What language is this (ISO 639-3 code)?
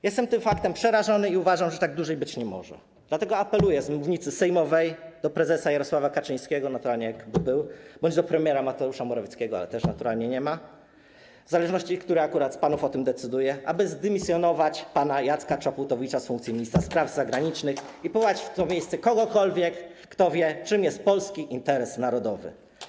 pol